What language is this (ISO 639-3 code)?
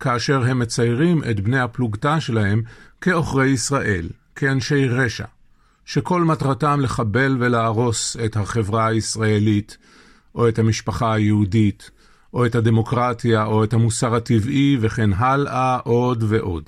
heb